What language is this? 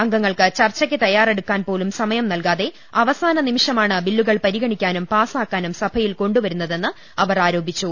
Malayalam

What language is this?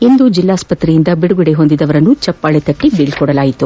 Kannada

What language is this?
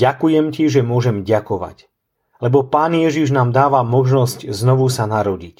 Slovak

